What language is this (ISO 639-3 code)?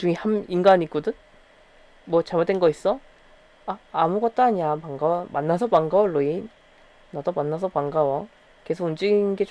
kor